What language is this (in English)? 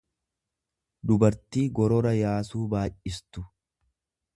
Oromo